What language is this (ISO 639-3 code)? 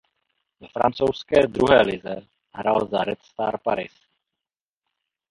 ces